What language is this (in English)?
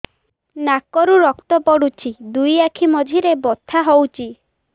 Odia